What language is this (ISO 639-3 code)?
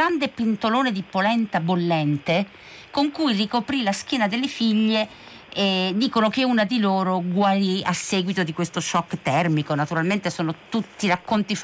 ita